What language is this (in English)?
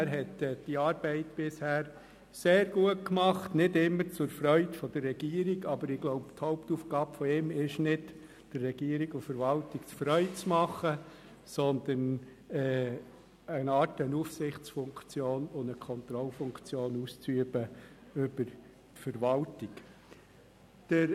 Swiss German